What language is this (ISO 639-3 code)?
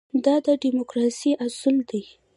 pus